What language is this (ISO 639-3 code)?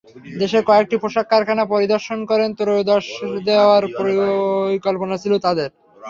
ben